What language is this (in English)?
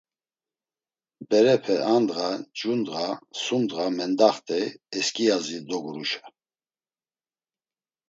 Laz